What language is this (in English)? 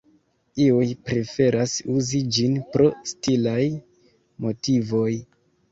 Esperanto